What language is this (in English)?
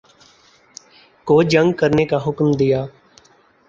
Urdu